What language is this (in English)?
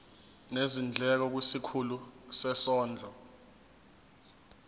Zulu